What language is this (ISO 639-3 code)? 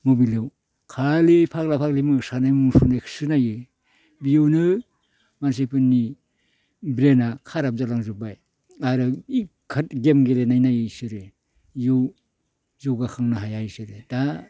brx